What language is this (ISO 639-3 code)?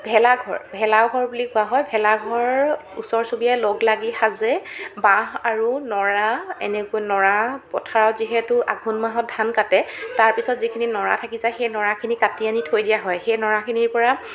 asm